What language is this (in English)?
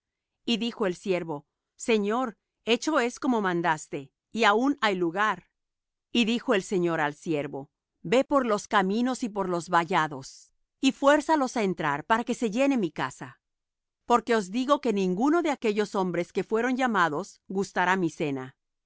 Spanish